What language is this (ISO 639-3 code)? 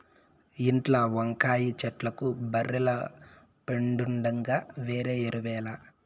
tel